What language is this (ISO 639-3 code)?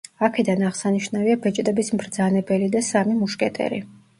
kat